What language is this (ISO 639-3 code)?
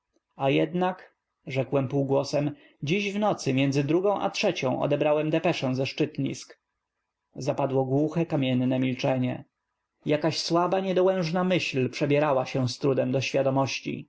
pol